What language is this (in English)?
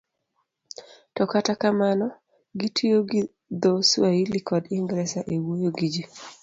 Luo (Kenya and Tanzania)